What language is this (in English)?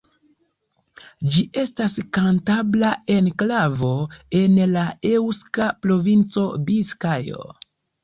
Esperanto